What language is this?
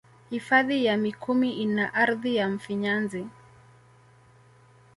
Swahili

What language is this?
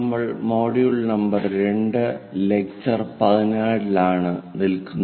Malayalam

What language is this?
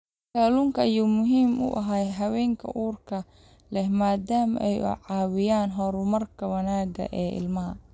Somali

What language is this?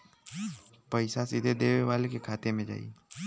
Bhojpuri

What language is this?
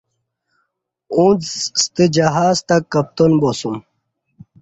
Kati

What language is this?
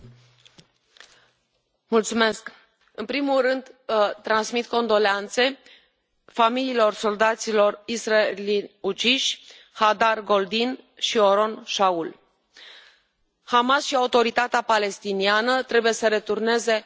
Romanian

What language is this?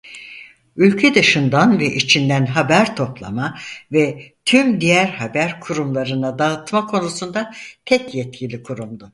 Turkish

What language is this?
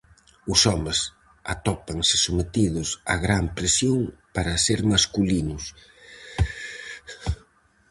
Galician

